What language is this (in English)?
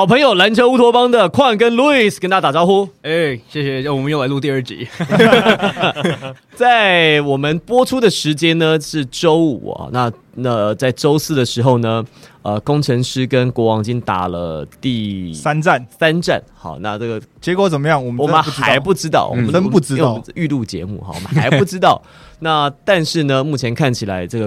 Chinese